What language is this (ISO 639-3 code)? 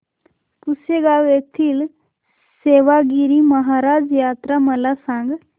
mar